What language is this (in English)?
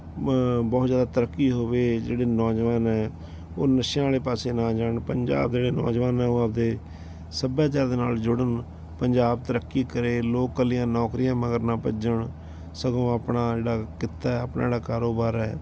Punjabi